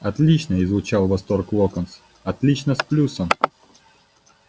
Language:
Russian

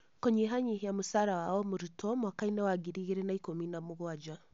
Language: Kikuyu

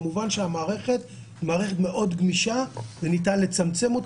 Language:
Hebrew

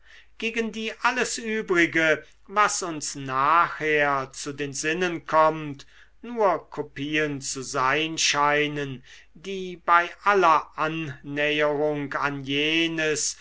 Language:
German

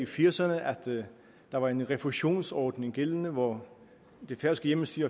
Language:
Danish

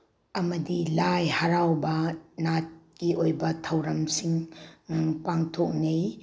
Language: Manipuri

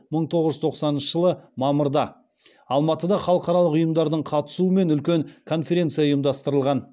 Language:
Kazakh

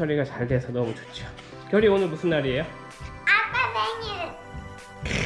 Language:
Korean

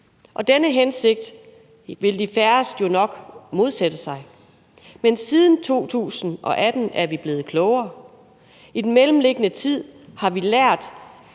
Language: Danish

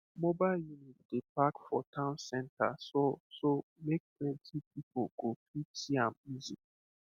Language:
Nigerian Pidgin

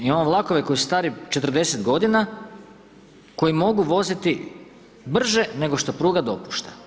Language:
Croatian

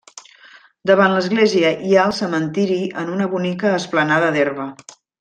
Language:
Catalan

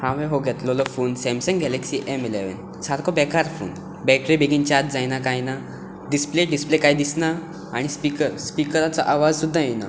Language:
Konkani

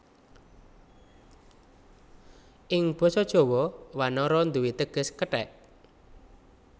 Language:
Javanese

